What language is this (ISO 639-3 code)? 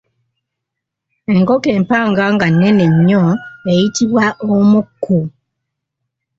lug